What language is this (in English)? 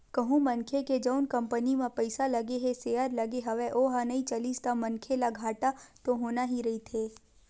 Chhattisgarhi